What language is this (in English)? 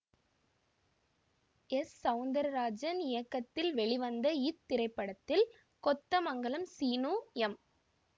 Tamil